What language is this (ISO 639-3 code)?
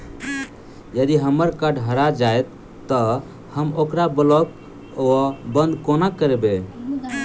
mai